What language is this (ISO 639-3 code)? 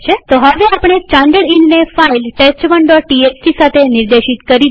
guj